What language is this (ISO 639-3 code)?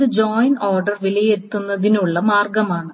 mal